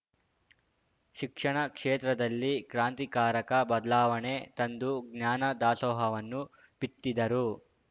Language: Kannada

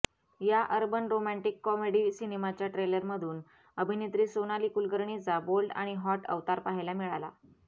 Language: Marathi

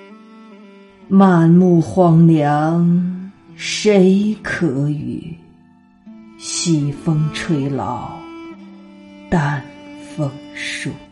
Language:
Chinese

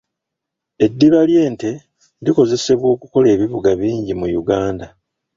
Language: Ganda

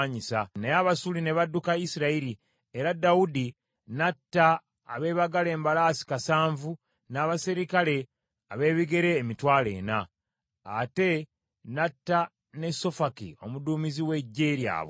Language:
Ganda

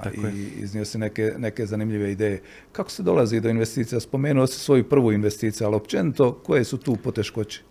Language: Croatian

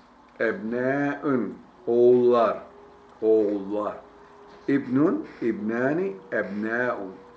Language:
Turkish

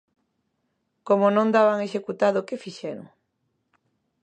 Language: Galician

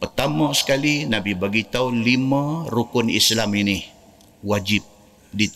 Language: Malay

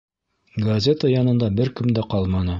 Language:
Bashkir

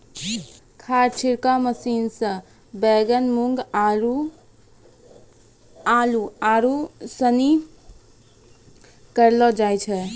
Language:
Maithili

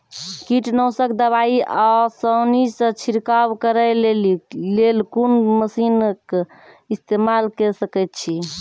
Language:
Maithili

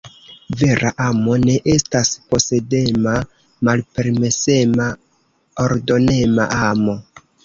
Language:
Esperanto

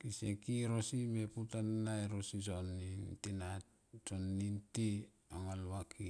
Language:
Tomoip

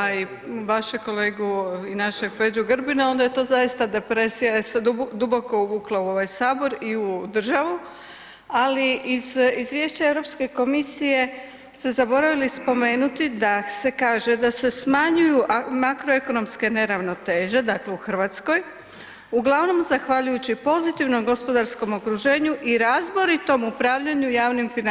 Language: Croatian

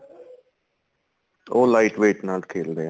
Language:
Punjabi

